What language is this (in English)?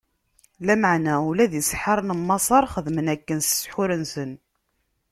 Kabyle